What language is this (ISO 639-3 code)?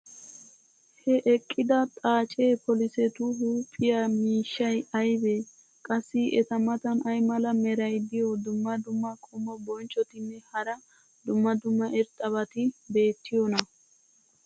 wal